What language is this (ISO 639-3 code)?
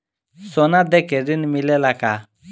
bho